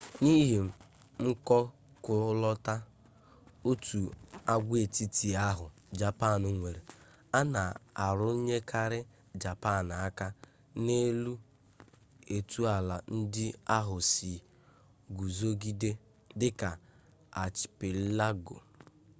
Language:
Igbo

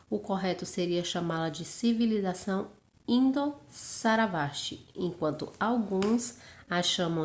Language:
Portuguese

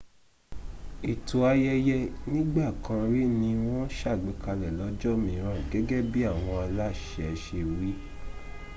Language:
Yoruba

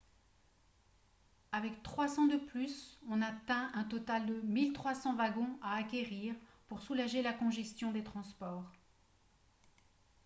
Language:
French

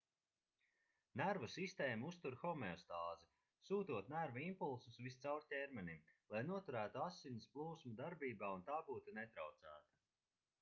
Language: Latvian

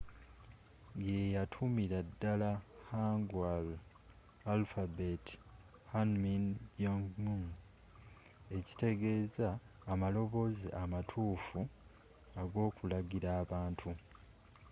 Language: Ganda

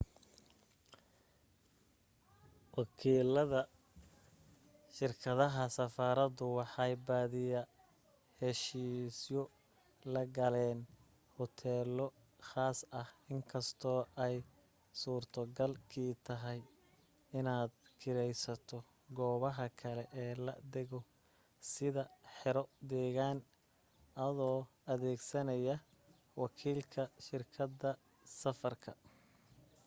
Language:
Somali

